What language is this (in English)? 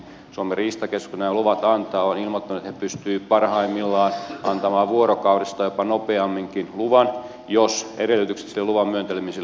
Finnish